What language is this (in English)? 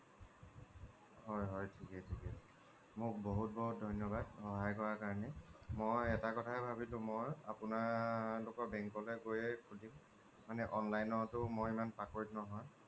Assamese